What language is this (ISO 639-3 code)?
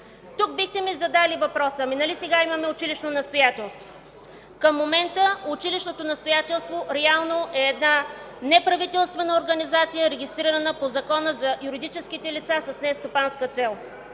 bul